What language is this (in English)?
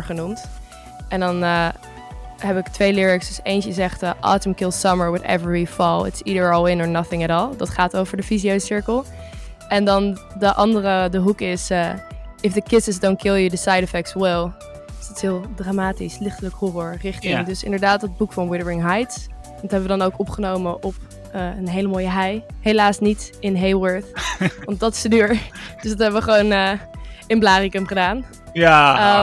Dutch